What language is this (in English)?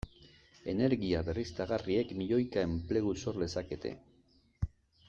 Basque